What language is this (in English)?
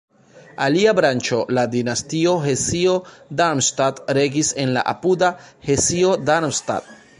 Esperanto